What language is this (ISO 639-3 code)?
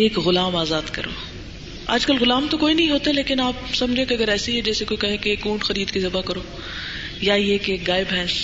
urd